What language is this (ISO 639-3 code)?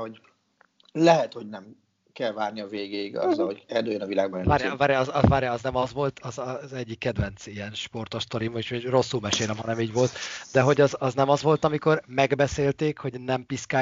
hun